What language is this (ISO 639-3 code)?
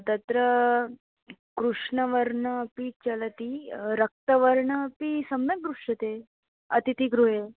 san